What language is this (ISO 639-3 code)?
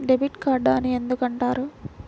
tel